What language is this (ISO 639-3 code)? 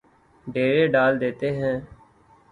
urd